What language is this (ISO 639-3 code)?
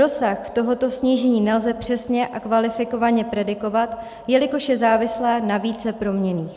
ces